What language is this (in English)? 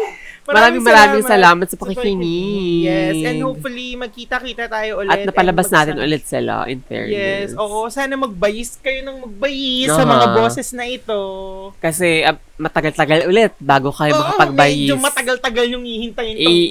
Filipino